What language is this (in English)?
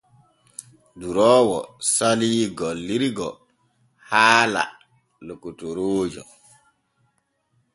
Borgu Fulfulde